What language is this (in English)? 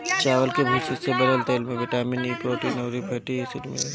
Bhojpuri